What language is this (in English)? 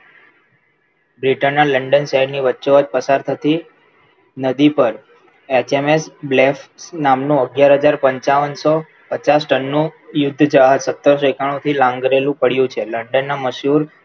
Gujarati